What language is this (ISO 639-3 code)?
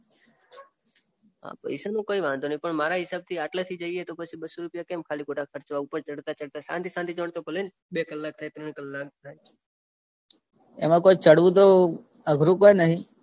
guj